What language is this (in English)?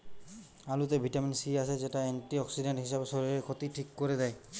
Bangla